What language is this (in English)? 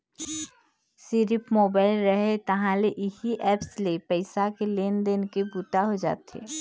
Chhattisgarhi